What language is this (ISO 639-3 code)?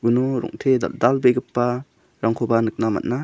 grt